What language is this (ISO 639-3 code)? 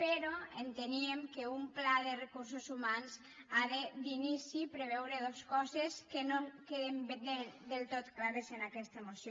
cat